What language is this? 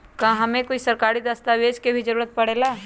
Magahi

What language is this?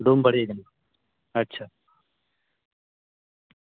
Santali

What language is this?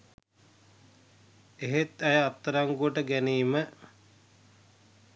Sinhala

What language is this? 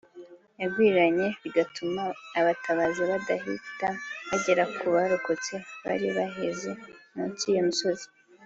Kinyarwanda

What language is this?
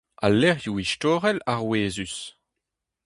Breton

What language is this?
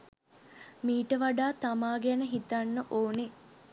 Sinhala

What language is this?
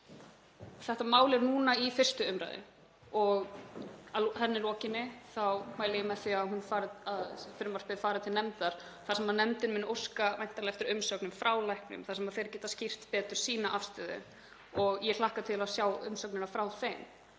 Icelandic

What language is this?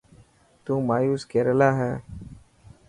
Dhatki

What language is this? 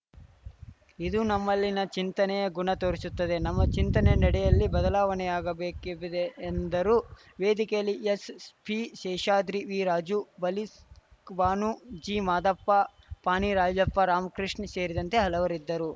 Kannada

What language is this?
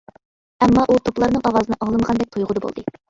Uyghur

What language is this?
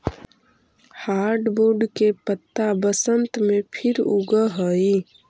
Magahi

